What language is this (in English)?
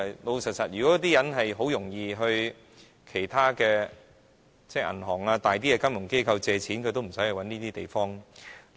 Cantonese